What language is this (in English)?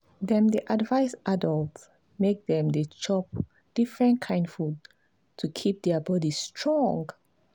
Nigerian Pidgin